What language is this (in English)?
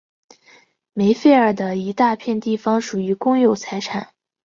Chinese